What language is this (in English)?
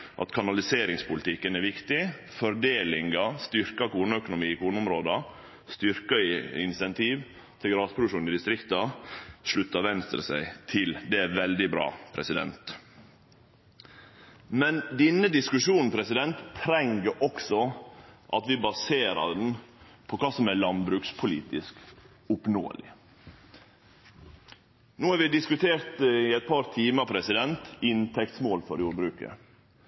Norwegian Nynorsk